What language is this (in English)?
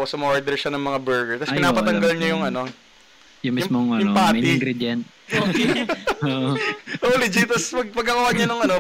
Filipino